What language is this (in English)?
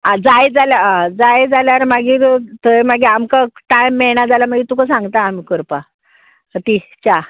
Konkani